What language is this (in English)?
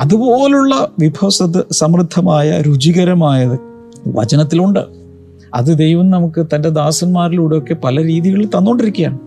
Malayalam